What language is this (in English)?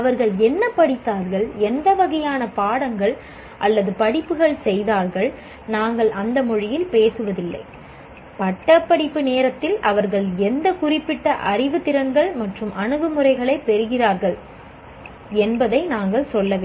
Tamil